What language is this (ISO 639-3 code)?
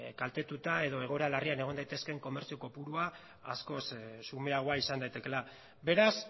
eus